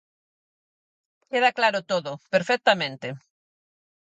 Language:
Galician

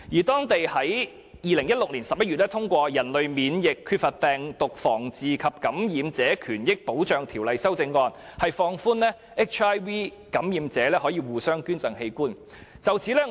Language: Cantonese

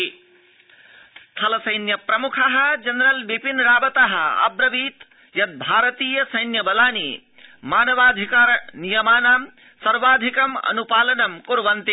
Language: Sanskrit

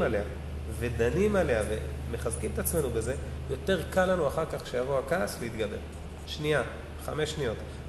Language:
Hebrew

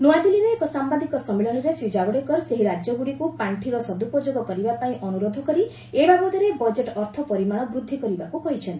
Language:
Odia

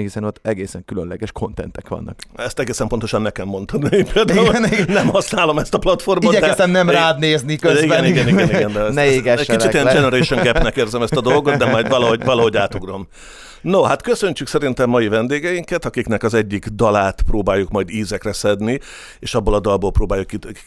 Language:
Hungarian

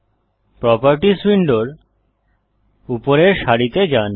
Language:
Bangla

